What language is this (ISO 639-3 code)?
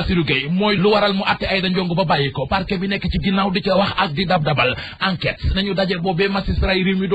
ara